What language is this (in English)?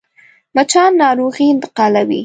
Pashto